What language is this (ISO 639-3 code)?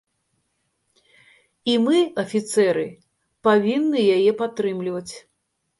bel